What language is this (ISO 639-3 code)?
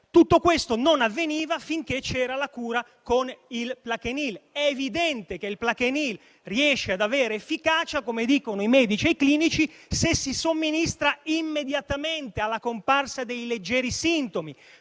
ita